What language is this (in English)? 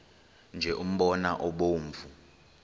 Xhosa